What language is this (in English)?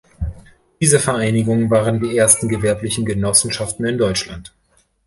German